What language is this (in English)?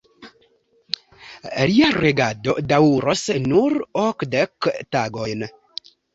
Esperanto